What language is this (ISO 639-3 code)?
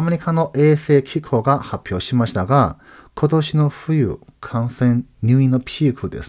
jpn